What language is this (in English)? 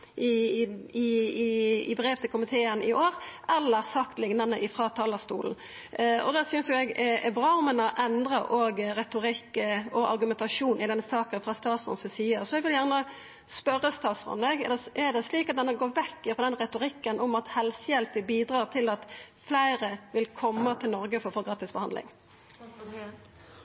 Norwegian Nynorsk